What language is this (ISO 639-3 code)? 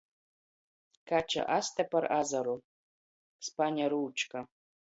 ltg